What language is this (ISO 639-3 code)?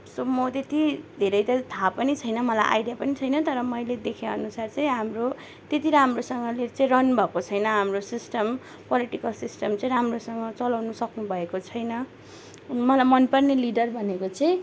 nep